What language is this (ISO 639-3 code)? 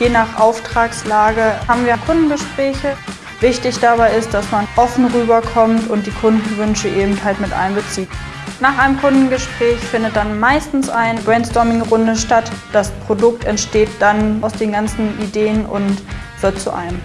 deu